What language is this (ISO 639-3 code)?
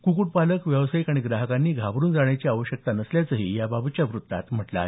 mar